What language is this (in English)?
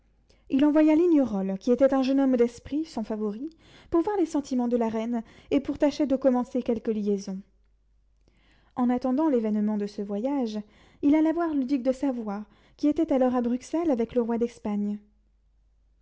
French